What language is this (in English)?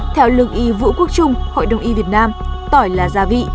Vietnamese